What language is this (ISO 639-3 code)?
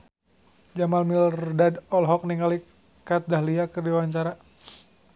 sun